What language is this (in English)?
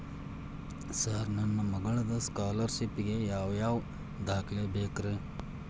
Kannada